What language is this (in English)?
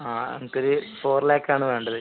Malayalam